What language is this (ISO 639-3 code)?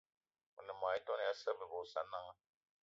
eto